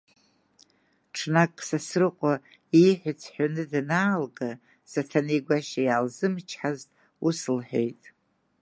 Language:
Abkhazian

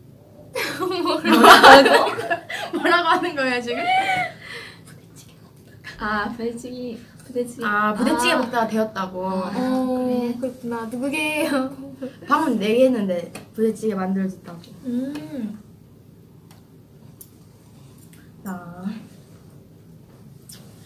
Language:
Korean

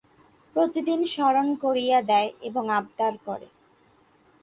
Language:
Bangla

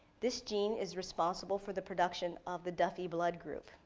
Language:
English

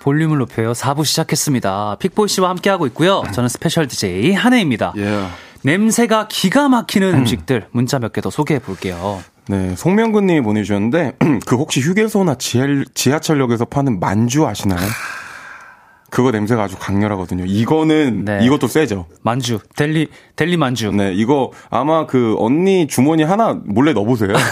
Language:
Korean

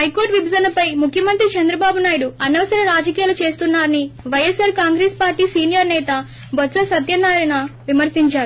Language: Telugu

